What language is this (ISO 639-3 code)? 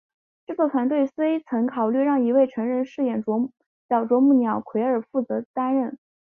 zho